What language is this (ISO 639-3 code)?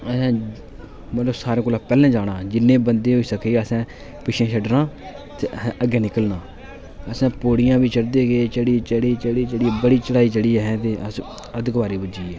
doi